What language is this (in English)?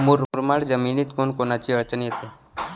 Marathi